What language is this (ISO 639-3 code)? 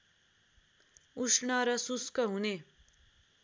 nep